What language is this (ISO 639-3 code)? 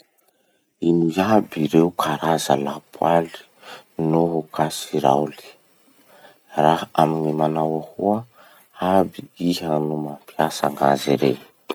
msh